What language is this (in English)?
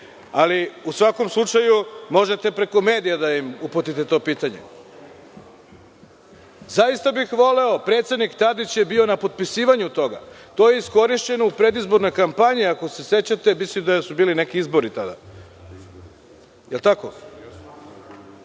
Serbian